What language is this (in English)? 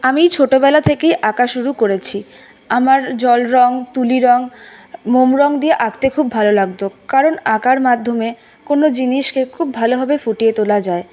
Bangla